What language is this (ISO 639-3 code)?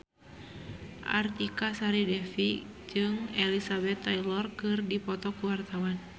sun